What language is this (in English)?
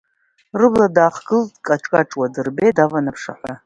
Abkhazian